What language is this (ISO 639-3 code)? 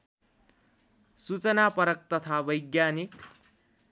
nep